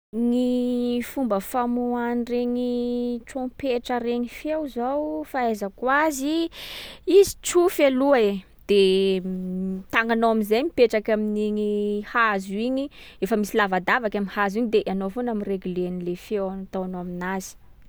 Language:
Sakalava Malagasy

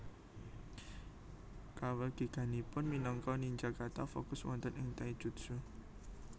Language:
Javanese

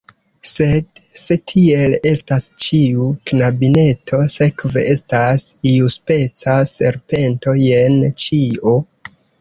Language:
Esperanto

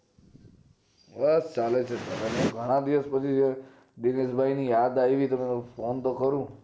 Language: Gujarati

